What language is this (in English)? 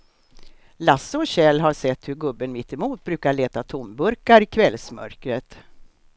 Swedish